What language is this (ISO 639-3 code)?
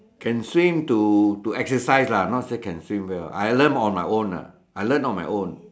eng